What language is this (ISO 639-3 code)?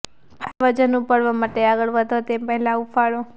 guj